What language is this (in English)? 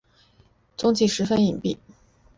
Chinese